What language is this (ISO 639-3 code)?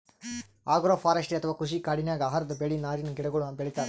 kan